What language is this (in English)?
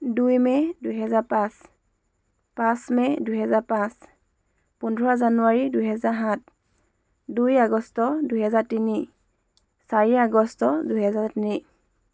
Assamese